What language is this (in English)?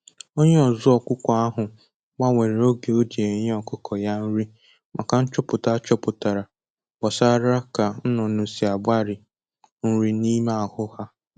Igbo